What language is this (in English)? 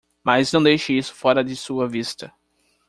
Portuguese